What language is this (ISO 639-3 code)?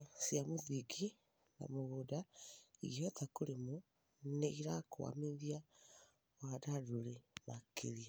kik